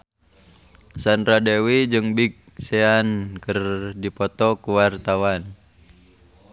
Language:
Sundanese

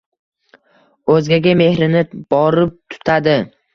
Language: Uzbek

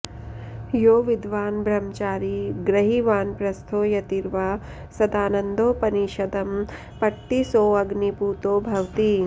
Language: Sanskrit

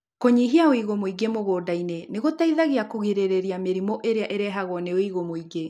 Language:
Kikuyu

